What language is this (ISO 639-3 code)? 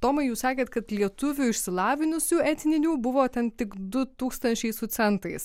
lit